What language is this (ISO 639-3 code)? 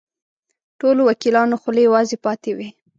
pus